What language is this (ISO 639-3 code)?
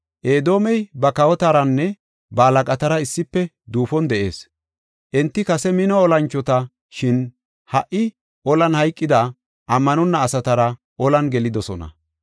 gof